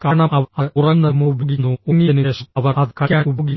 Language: Malayalam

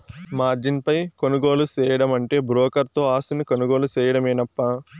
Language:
Telugu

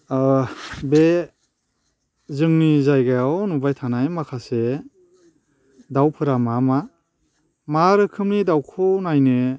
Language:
Bodo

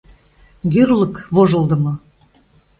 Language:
Mari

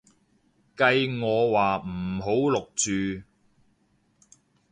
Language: Cantonese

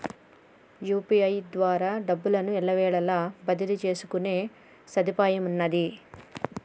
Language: Telugu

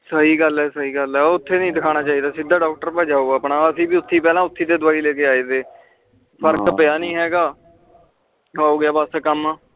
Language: Punjabi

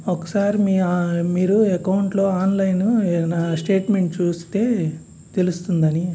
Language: Telugu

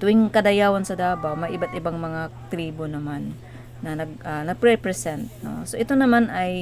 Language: Filipino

